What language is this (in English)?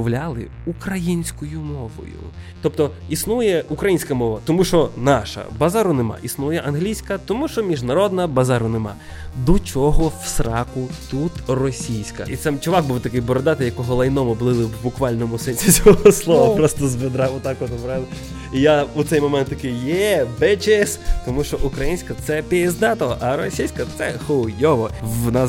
Ukrainian